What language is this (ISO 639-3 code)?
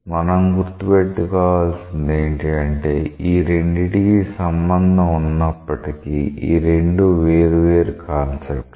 tel